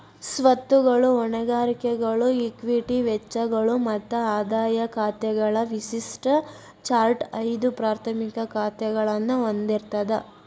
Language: Kannada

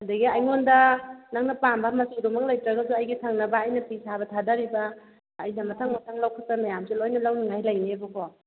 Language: Manipuri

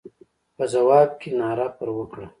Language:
Pashto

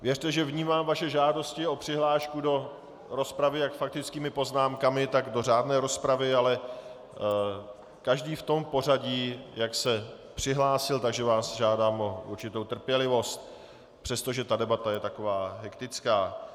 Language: Czech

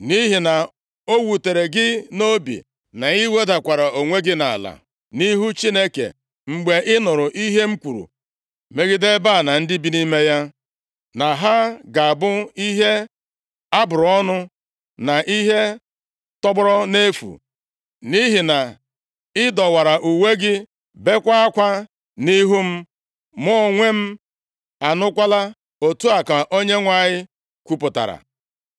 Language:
Igbo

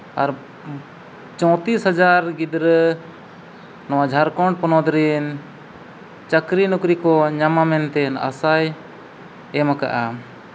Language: Santali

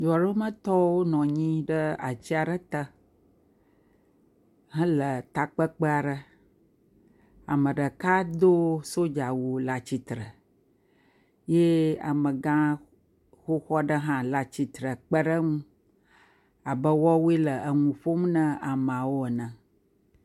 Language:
Ewe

